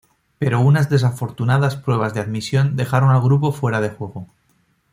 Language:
Spanish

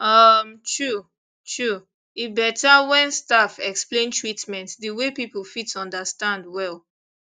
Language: Nigerian Pidgin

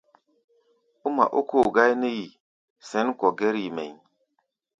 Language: Gbaya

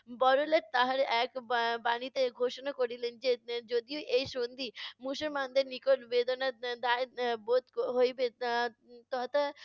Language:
Bangla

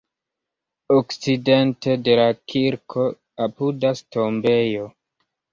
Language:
Esperanto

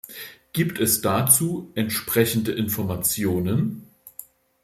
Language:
German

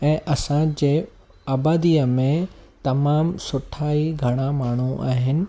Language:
Sindhi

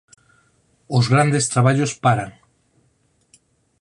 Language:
Galician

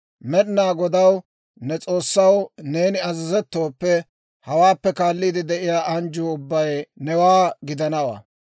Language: Dawro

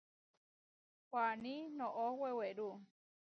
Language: Huarijio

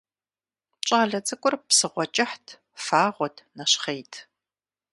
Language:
Kabardian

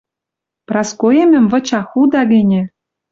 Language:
Western Mari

